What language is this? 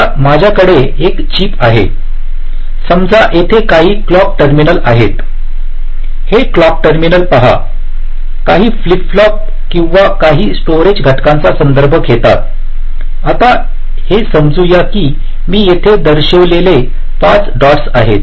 Marathi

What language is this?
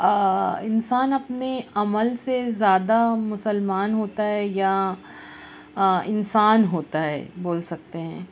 Urdu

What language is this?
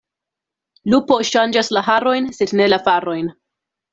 Esperanto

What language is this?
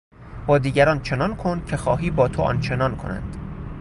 Persian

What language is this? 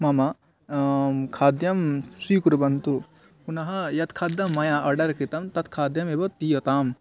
Sanskrit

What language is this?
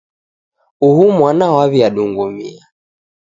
Taita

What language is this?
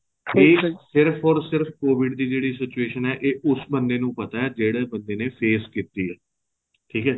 Punjabi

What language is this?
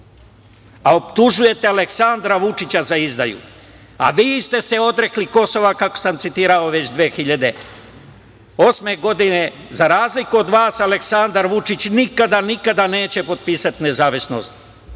Serbian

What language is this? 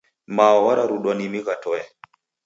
Taita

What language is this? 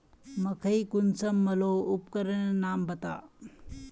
Magahi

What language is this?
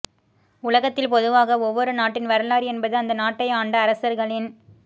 Tamil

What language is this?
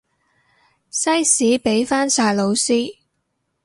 Cantonese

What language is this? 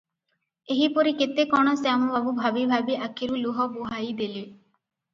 Odia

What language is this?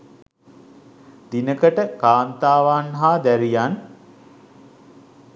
Sinhala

